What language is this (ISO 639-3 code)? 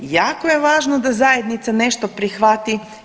hrv